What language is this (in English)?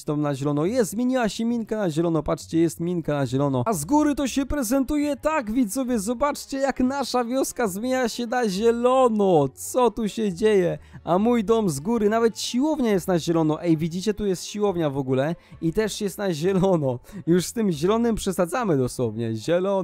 Polish